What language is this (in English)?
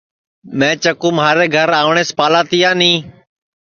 Sansi